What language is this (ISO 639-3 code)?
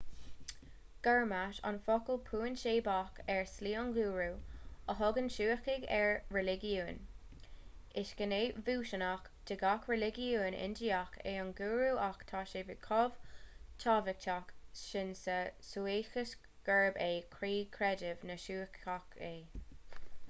gle